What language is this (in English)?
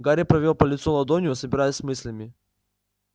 Russian